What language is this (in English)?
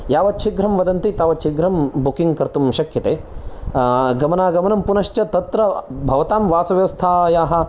Sanskrit